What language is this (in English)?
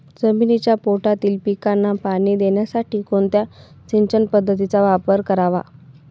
Marathi